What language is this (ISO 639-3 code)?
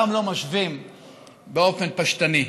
heb